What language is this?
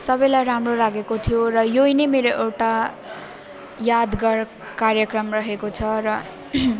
Nepali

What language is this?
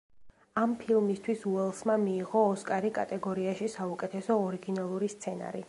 Georgian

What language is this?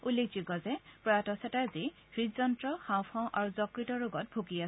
Assamese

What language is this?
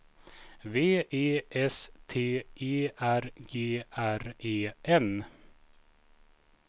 Swedish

